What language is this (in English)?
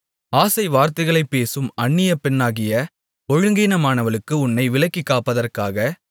Tamil